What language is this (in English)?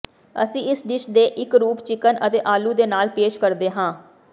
Punjabi